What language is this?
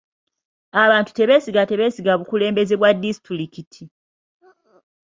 Ganda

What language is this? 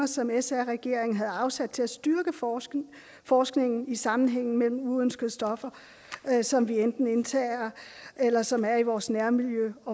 Danish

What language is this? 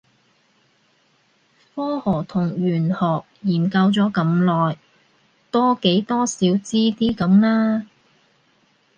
Cantonese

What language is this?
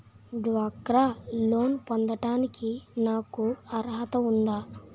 Telugu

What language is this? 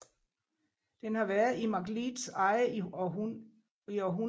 Danish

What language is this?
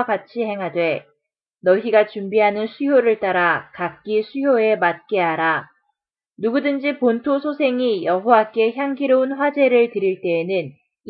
Korean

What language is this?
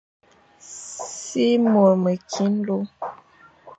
Fang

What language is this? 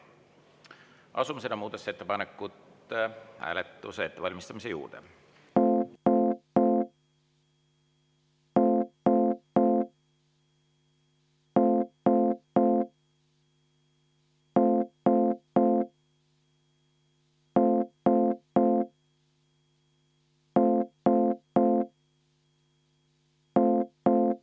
Estonian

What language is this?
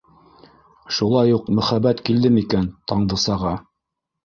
Bashkir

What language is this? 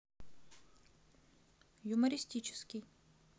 Russian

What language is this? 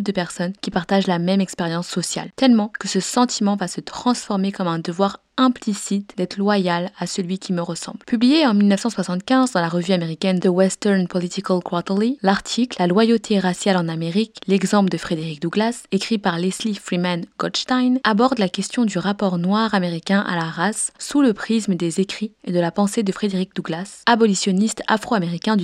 French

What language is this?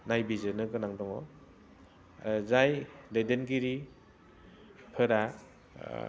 Bodo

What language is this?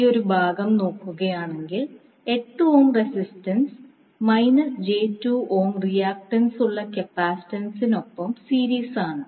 Malayalam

